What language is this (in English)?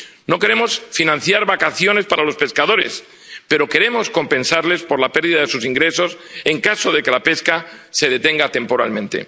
Spanish